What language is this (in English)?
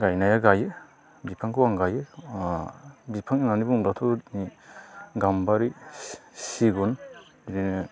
Bodo